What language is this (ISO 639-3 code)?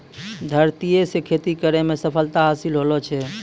mai